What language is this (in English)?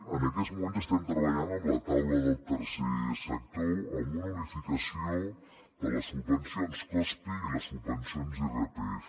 Catalan